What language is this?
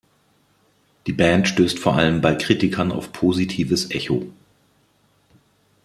German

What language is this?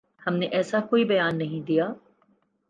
Urdu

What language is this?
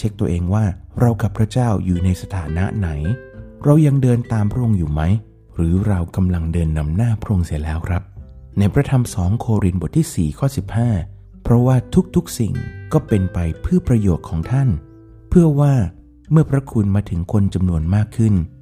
Thai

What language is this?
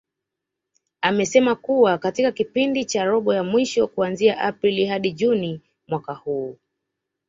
Swahili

